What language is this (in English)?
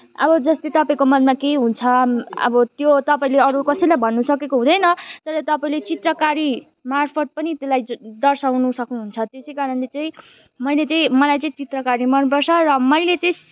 Nepali